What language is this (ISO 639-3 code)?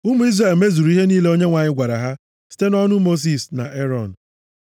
ibo